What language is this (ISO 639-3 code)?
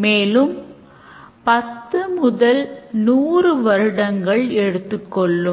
tam